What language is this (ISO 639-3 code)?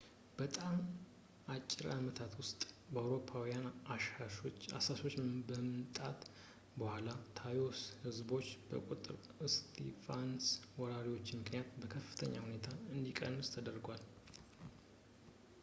amh